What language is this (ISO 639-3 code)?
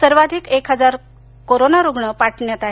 mar